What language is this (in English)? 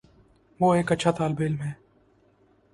Urdu